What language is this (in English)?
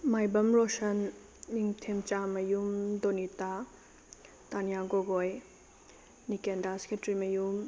Manipuri